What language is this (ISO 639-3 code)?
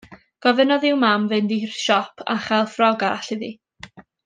cym